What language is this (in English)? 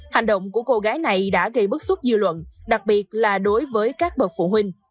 Vietnamese